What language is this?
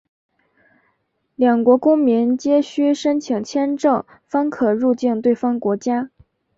Chinese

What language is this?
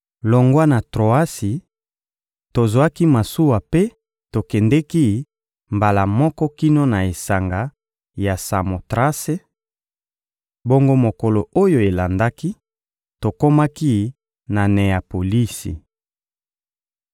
Lingala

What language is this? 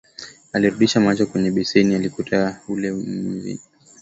Swahili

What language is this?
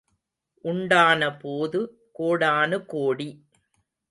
Tamil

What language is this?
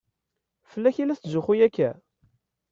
Kabyle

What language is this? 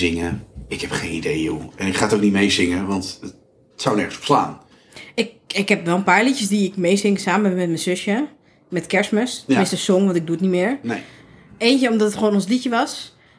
Dutch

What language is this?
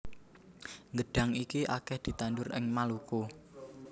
Javanese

